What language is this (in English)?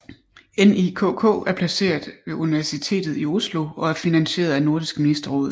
Danish